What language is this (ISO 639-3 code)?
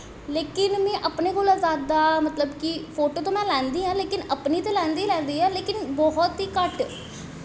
doi